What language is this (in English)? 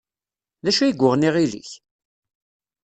Kabyle